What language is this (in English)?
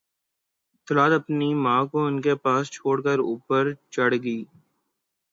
Urdu